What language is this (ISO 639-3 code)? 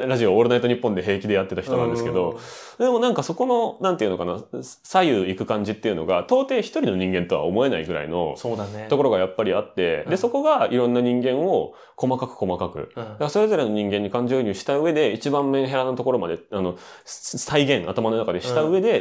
jpn